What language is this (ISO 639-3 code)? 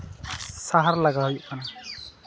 sat